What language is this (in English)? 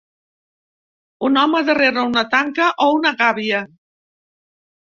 Catalan